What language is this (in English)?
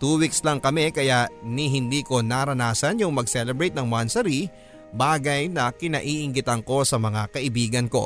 Filipino